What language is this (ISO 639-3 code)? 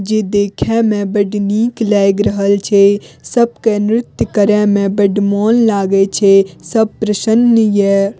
mai